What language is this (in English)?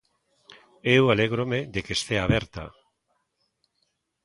Galician